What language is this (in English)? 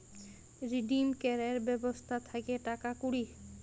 Bangla